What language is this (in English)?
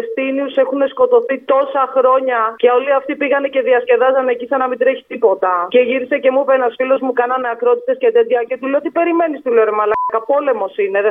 Greek